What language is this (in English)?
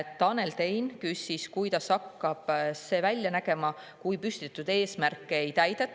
Estonian